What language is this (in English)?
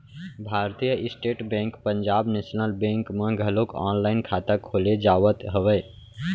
Chhattisgarhi